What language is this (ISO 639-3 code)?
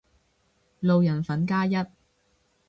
yue